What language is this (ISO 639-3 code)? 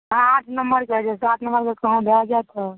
mai